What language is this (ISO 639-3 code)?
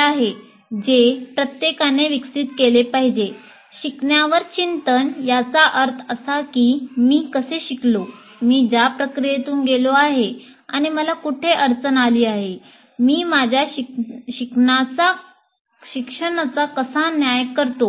mar